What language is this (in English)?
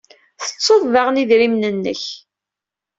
Kabyle